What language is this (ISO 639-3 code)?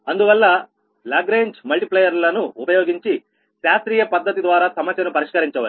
tel